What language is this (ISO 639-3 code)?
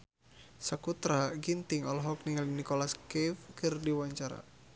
sun